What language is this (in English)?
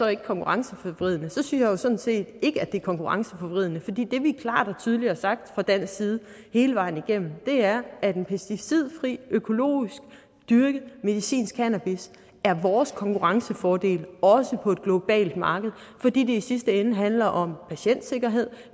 Danish